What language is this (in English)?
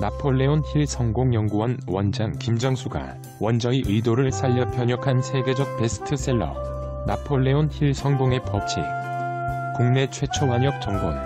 Korean